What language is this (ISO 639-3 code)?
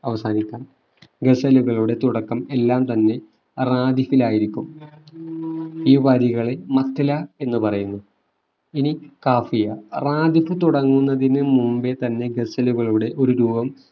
mal